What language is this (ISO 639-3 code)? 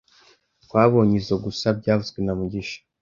kin